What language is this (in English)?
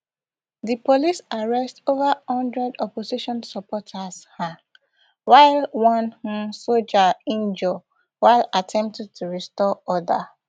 Nigerian Pidgin